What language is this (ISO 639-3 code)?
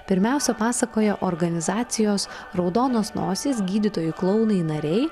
lit